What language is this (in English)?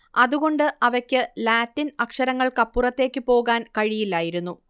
Malayalam